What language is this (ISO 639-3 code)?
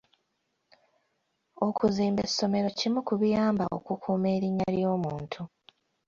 lug